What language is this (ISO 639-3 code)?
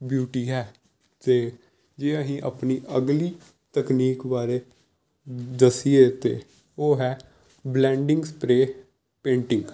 pan